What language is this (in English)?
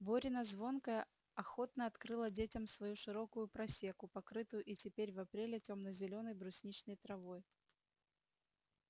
Russian